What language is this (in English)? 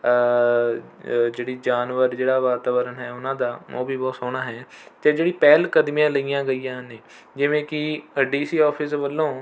Punjabi